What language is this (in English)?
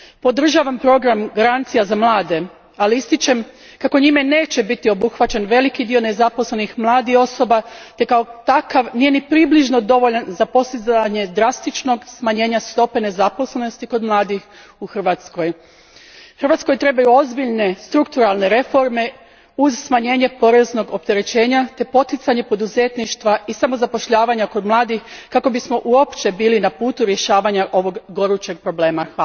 Croatian